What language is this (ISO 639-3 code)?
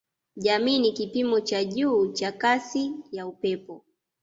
swa